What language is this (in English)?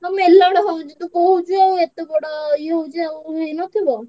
Odia